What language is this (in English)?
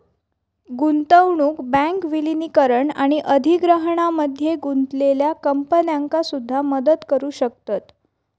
Marathi